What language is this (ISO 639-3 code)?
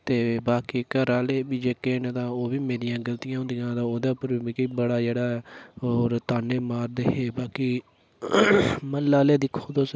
doi